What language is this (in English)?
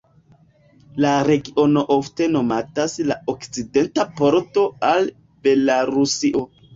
Esperanto